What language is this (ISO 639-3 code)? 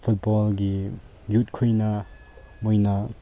mni